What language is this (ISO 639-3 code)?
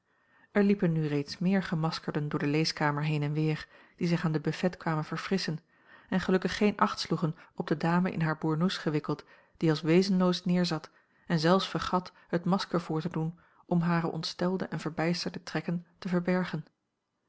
nld